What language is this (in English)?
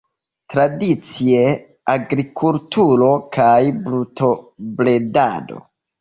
Esperanto